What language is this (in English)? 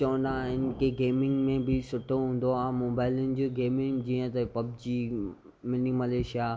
Sindhi